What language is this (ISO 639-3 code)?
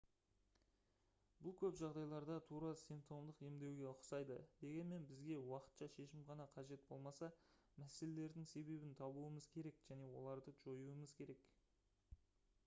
kaz